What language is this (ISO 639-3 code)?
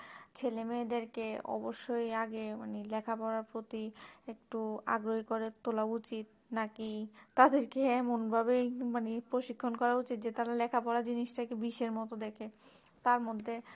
ben